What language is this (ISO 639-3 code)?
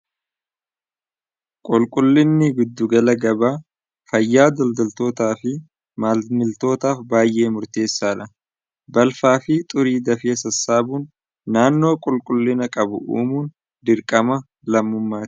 orm